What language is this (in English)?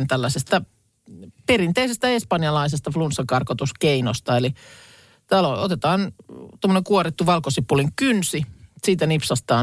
Finnish